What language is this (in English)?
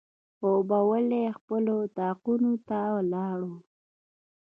Pashto